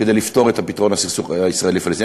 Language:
Hebrew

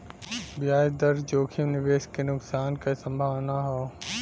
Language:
Bhojpuri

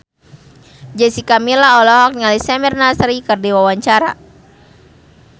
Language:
Sundanese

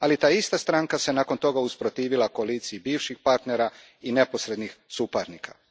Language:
Croatian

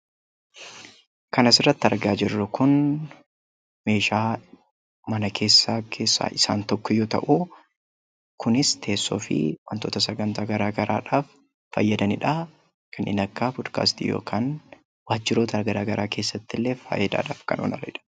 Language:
Oromo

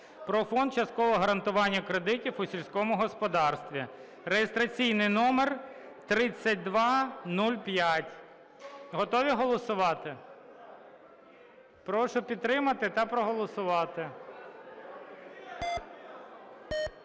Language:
Ukrainian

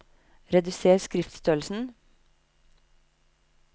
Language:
Norwegian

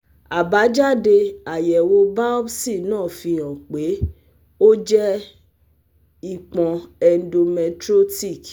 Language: Yoruba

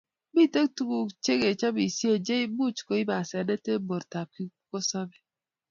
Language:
Kalenjin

